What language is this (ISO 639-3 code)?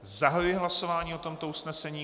ces